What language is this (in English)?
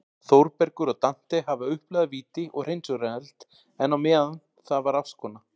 Icelandic